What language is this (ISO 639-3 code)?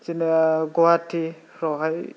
brx